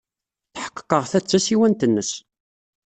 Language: Kabyle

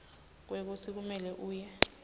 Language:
Swati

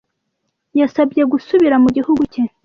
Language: Kinyarwanda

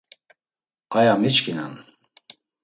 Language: Laz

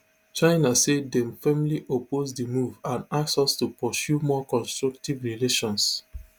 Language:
Nigerian Pidgin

